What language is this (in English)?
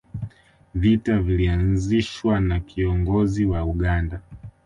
Swahili